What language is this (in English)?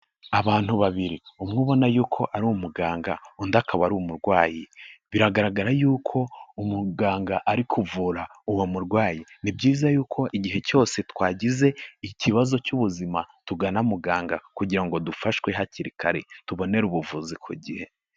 Kinyarwanda